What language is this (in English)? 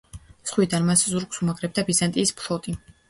Georgian